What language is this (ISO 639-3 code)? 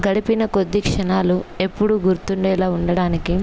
tel